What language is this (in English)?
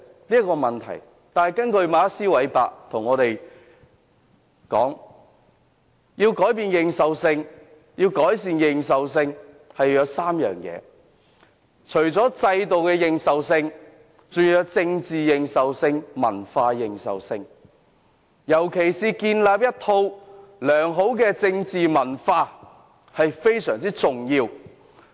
Cantonese